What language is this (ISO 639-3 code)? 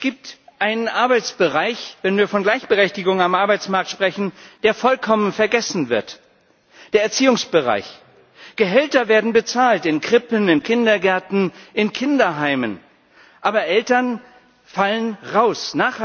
deu